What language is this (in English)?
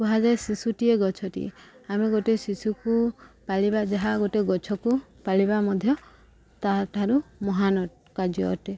Odia